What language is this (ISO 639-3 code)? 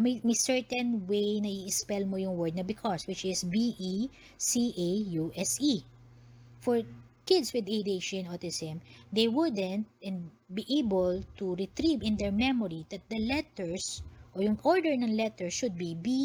fil